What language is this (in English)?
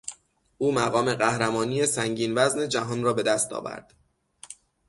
Persian